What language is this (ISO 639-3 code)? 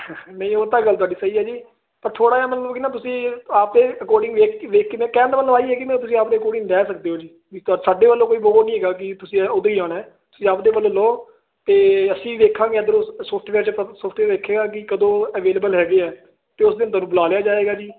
pan